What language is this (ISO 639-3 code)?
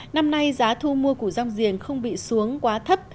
vie